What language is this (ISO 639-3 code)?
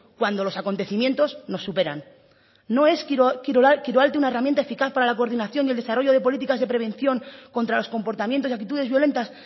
spa